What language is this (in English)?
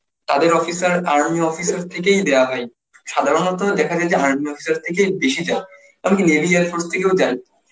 Bangla